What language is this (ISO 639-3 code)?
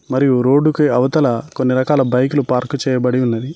tel